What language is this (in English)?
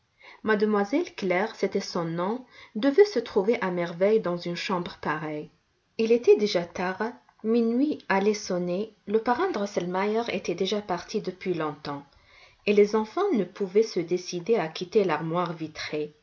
French